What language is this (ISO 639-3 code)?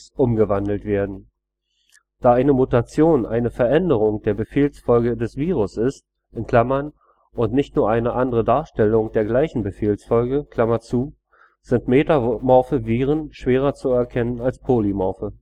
deu